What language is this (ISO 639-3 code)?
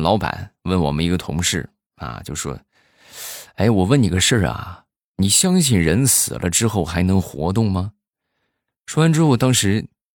zho